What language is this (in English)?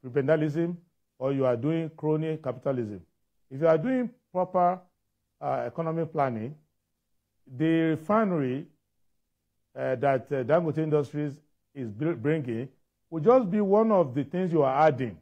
English